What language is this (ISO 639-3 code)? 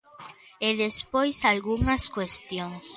glg